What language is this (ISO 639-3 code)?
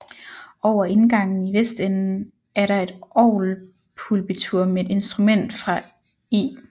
dan